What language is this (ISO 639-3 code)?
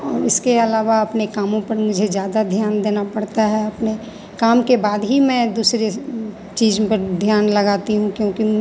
hin